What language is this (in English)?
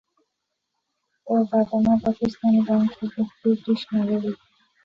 Bangla